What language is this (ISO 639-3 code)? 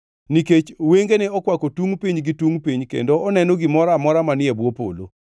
luo